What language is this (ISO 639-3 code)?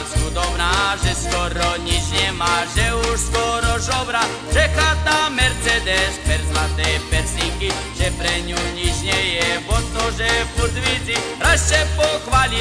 slk